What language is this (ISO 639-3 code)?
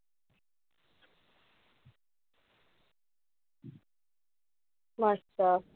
mar